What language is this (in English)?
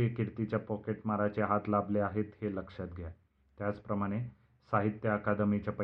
Marathi